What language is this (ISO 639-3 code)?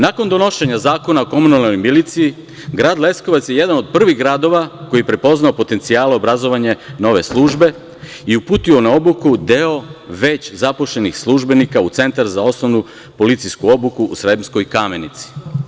srp